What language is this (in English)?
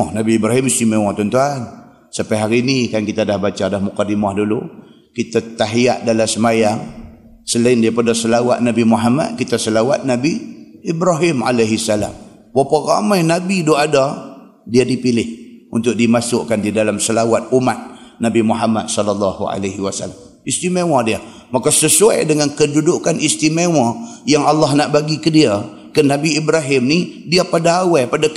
Malay